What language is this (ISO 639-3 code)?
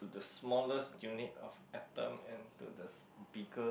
eng